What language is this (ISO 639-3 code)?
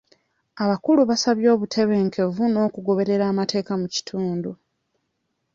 lug